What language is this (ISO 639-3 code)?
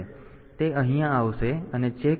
guj